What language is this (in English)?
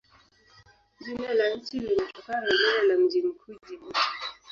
Swahili